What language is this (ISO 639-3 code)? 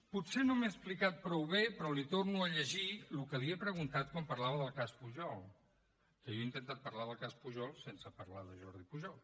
cat